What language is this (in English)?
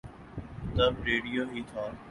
Urdu